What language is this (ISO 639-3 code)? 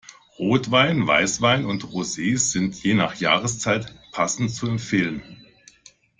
deu